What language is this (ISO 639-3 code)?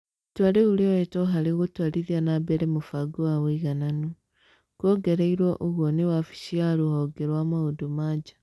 kik